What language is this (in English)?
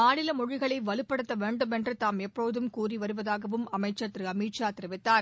Tamil